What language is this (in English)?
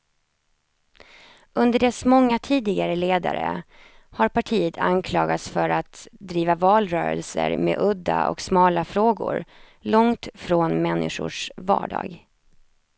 Swedish